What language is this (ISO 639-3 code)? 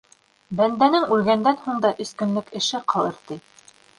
bak